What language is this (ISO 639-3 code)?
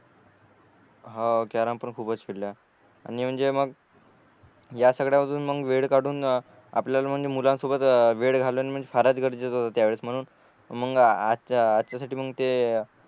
mar